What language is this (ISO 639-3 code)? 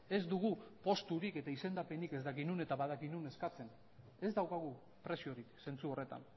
eus